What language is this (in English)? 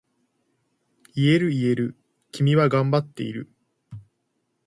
Japanese